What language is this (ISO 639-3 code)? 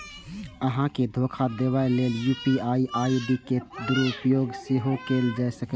mai